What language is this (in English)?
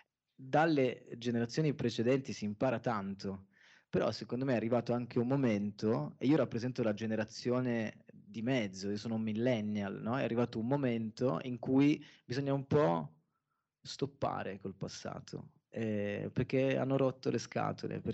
Italian